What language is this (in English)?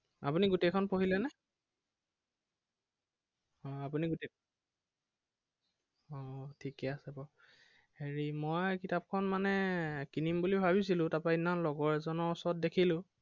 Assamese